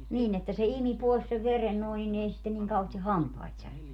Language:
Finnish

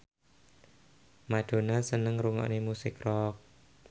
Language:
Javanese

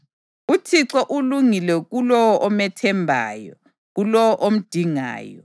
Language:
North Ndebele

